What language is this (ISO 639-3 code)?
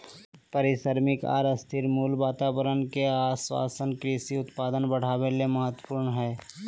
mag